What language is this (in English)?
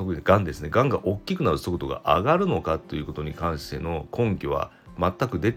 Japanese